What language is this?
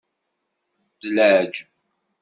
Kabyle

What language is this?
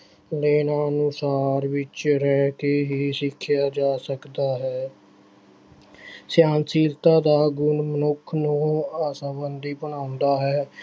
Punjabi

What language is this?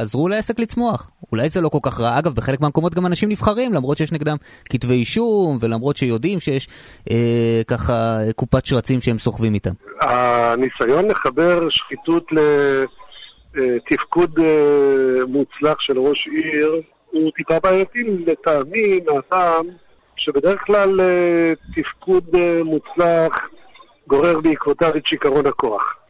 Hebrew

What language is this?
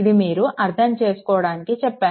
Telugu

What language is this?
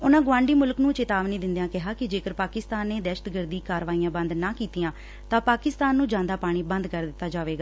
Punjabi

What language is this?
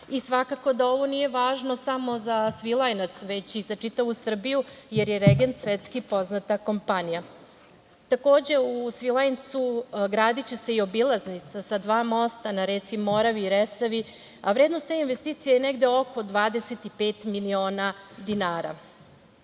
Serbian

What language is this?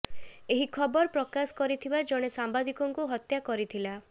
Odia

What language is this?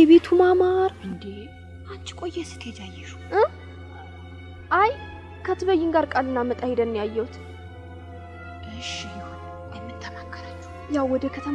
Turkish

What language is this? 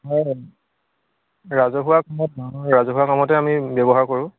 Assamese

